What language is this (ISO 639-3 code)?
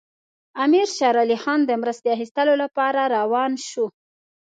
pus